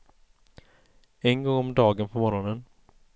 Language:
Swedish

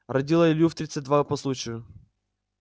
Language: Russian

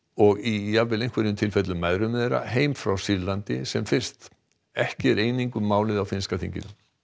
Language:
Icelandic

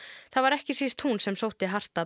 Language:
Icelandic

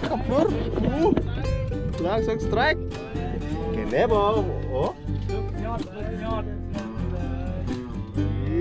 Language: Indonesian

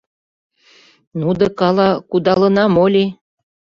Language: Mari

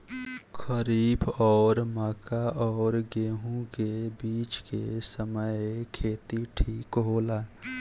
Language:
Bhojpuri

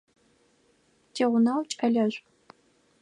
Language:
Adyghe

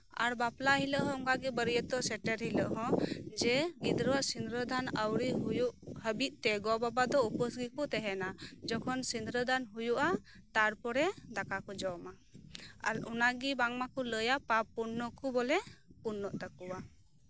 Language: Santali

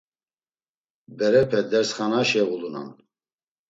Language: Laz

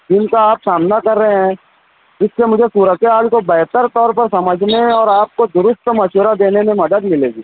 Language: Urdu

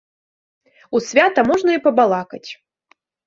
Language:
Belarusian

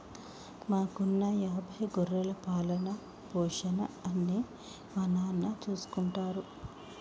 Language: Telugu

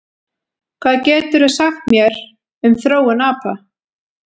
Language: Icelandic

